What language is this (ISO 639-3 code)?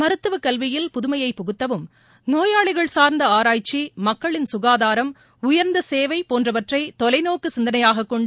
tam